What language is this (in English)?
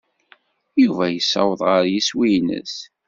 Kabyle